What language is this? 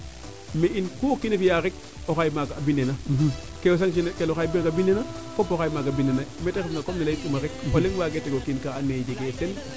Serer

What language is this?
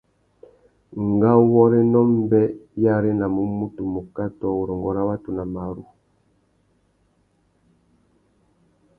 Tuki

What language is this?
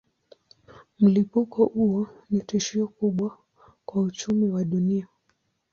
Swahili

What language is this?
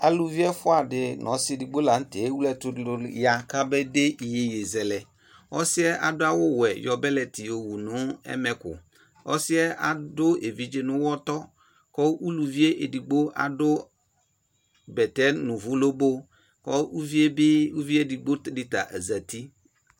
Ikposo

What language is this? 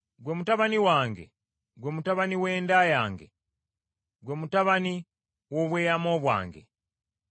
Ganda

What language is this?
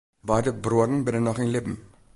Western Frisian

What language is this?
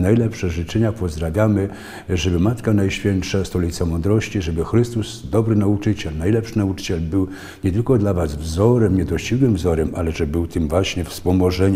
Polish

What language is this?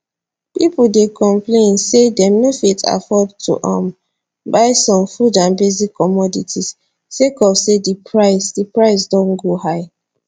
Nigerian Pidgin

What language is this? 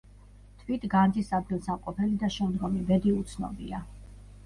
Georgian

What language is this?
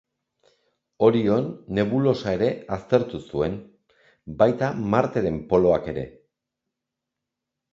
Basque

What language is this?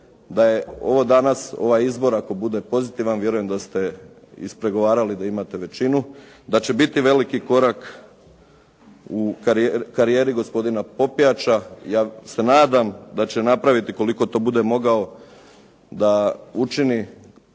Croatian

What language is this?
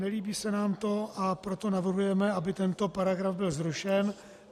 Czech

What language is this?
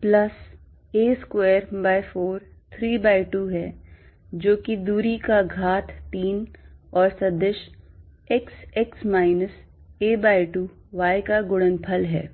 Hindi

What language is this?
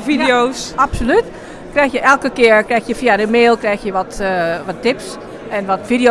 Dutch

